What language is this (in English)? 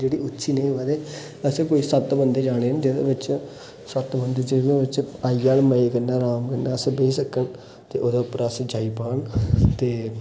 Dogri